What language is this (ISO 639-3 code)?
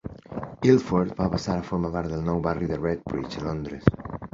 cat